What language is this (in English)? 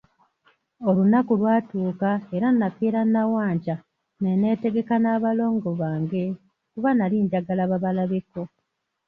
Ganda